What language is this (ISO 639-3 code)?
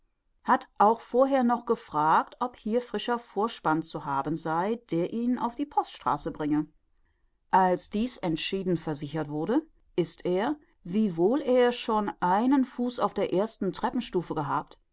deu